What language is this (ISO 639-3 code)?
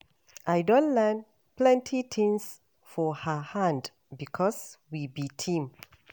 pcm